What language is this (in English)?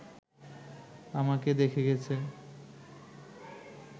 Bangla